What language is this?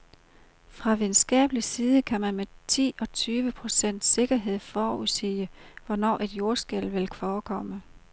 Danish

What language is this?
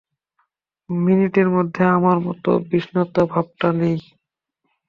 Bangla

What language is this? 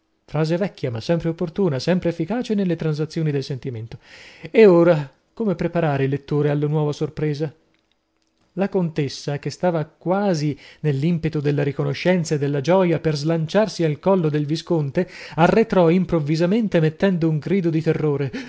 Italian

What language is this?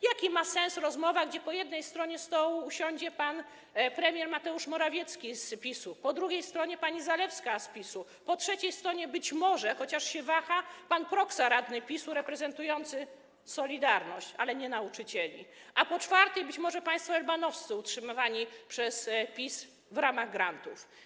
Polish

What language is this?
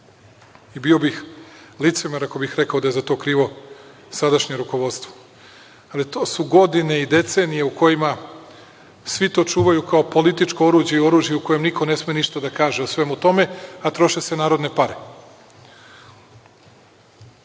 Serbian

